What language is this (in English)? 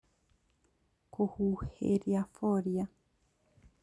Kikuyu